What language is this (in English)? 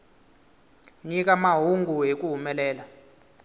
Tsonga